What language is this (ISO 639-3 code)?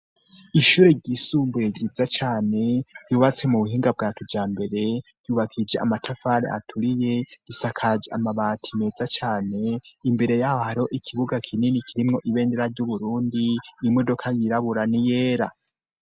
run